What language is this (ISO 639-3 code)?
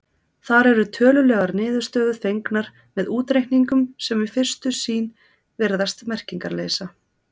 isl